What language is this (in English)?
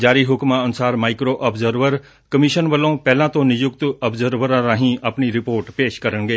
Punjabi